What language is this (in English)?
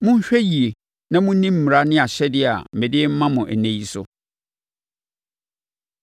Akan